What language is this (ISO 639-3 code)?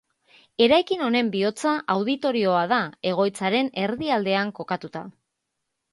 eus